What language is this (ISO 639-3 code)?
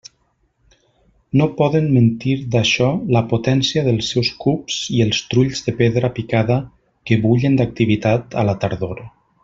cat